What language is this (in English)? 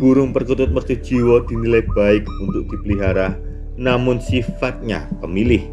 Indonesian